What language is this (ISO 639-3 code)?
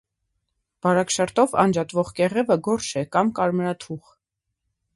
hye